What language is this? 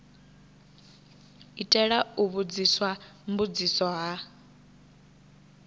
Venda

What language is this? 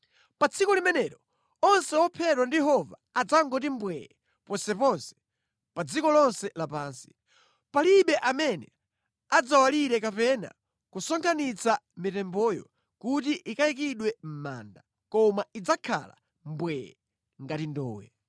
Nyanja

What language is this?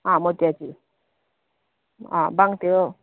Konkani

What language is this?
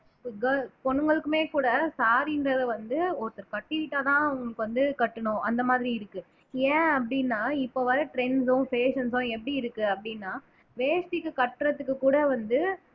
Tamil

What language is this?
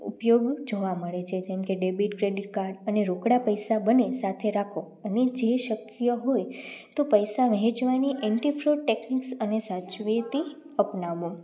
Gujarati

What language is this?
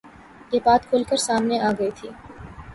Urdu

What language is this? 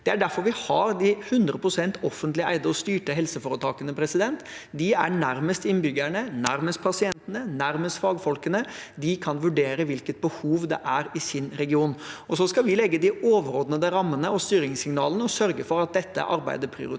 Norwegian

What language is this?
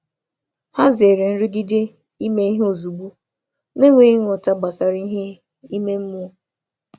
Igbo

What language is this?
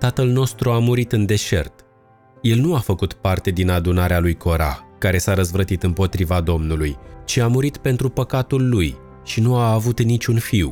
Romanian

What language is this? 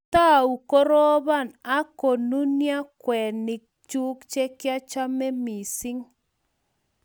Kalenjin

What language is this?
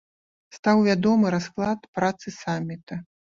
Belarusian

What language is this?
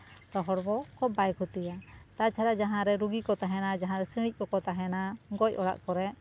Santali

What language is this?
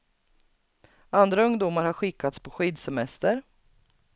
Swedish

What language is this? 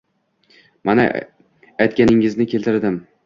Uzbek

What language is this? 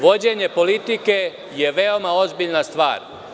Serbian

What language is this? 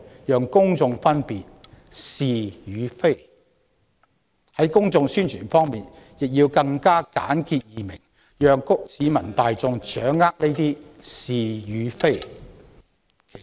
Cantonese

